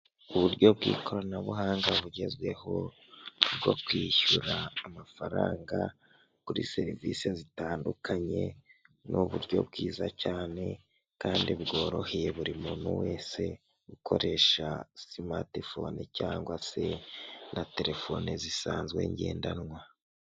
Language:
Kinyarwanda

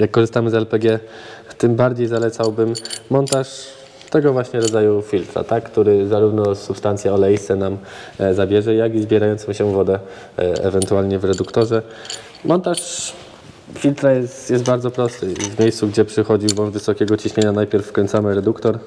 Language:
Polish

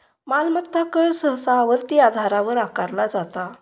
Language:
Marathi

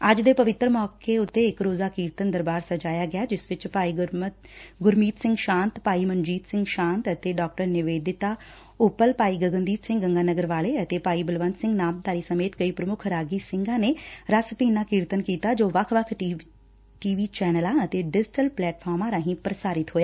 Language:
Punjabi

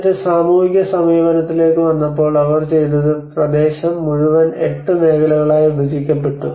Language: Malayalam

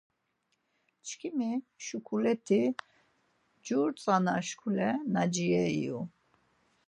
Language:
Laz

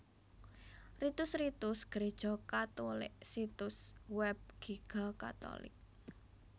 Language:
Javanese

